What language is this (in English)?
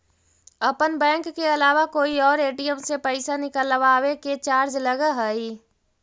Magahi